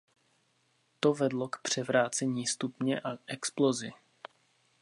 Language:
Czech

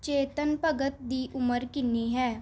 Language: Punjabi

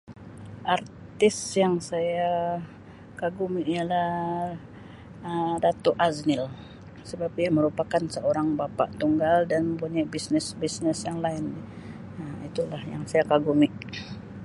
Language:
Sabah Malay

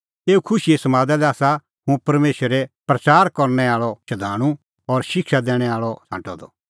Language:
Kullu Pahari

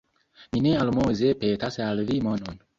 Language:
Esperanto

